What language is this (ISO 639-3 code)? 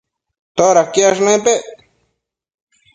mcf